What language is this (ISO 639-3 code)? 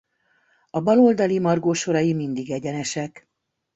hun